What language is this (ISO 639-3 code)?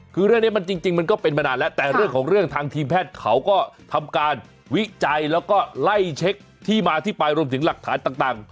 tha